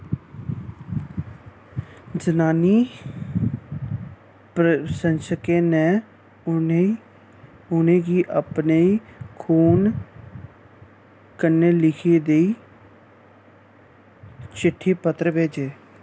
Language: Dogri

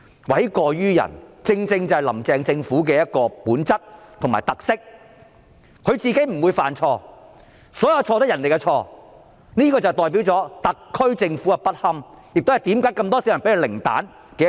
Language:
Cantonese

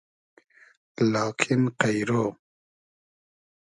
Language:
Hazaragi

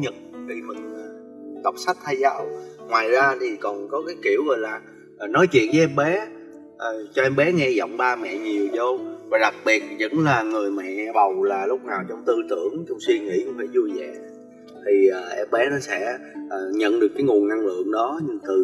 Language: Vietnamese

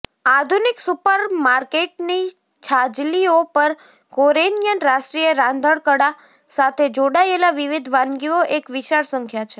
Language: Gujarati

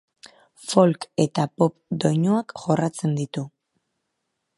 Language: Basque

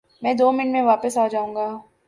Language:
Urdu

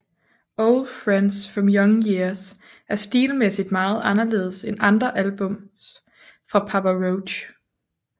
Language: Danish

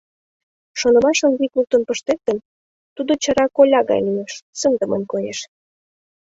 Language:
Mari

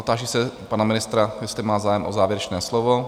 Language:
Czech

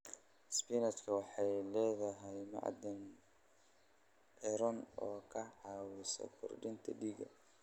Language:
Somali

